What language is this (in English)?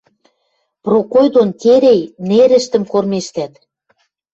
Western Mari